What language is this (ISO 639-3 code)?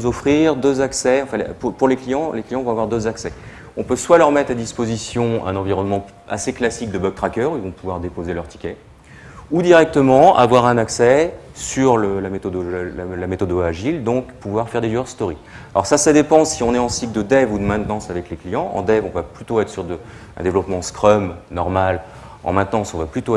fra